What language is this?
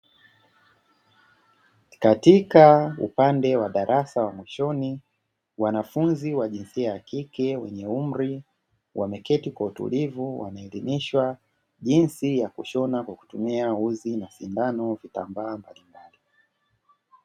Swahili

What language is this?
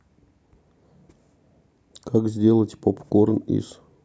Russian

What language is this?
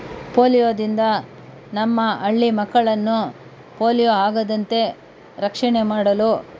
Kannada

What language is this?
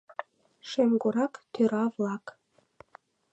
Mari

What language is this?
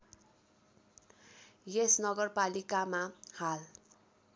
Nepali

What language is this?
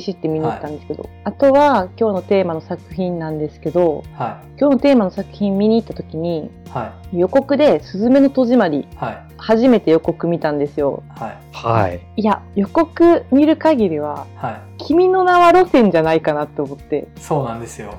Japanese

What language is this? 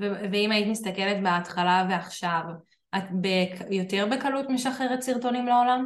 Hebrew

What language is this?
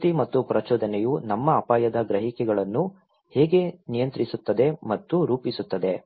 Kannada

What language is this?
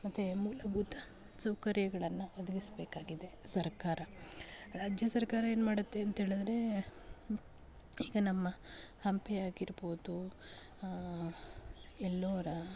Kannada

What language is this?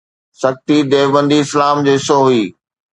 Sindhi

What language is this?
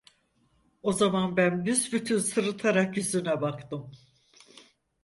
Turkish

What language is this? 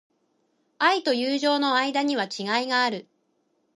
Japanese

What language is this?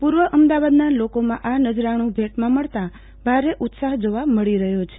Gujarati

